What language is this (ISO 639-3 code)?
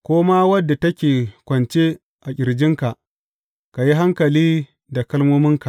hau